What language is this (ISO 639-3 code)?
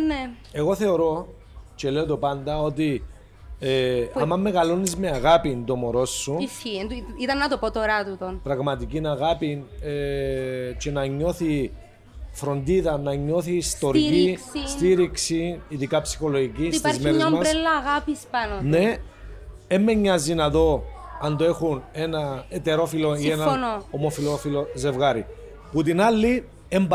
ell